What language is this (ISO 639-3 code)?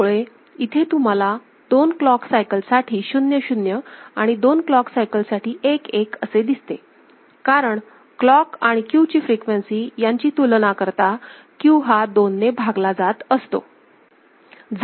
mar